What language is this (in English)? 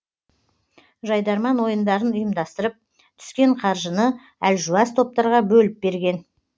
Kazakh